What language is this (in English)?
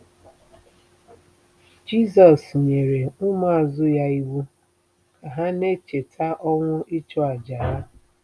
Igbo